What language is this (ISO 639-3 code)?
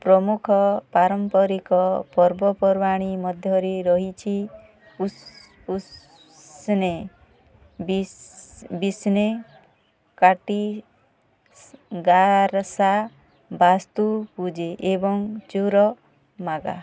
ori